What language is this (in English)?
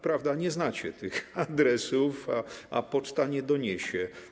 Polish